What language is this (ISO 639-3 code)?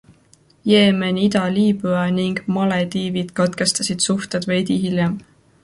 est